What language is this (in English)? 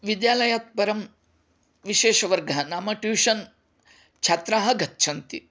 Sanskrit